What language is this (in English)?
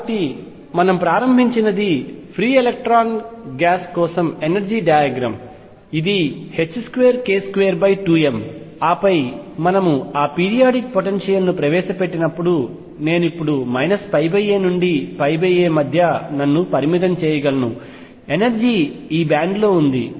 Telugu